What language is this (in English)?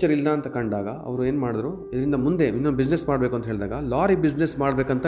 Kannada